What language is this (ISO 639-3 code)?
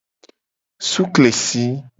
gej